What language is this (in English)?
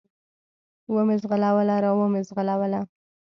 Pashto